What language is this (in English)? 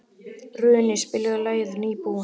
Icelandic